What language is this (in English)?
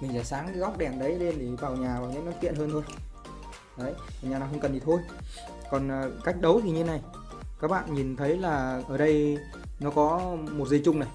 Vietnamese